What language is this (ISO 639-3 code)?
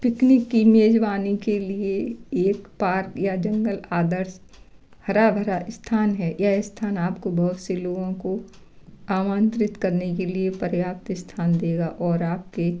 hin